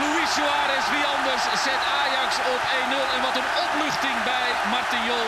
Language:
Dutch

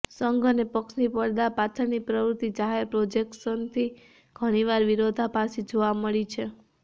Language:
Gujarati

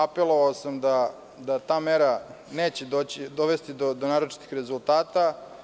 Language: Serbian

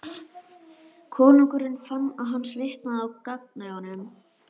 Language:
Icelandic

